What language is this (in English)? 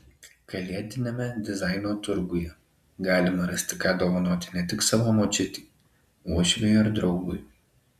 Lithuanian